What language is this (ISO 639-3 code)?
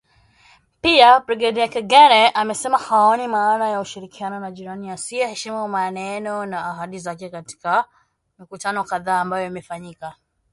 swa